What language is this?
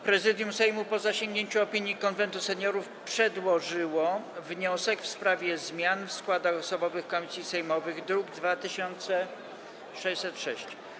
Polish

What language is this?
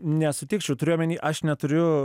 Lithuanian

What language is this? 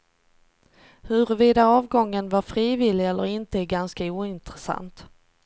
Swedish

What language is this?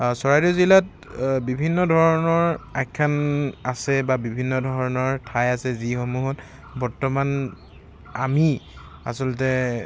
Assamese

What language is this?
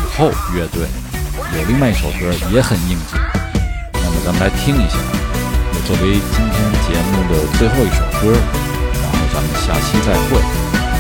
Chinese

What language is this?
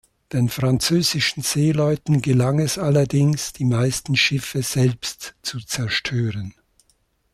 German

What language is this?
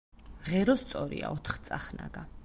Georgian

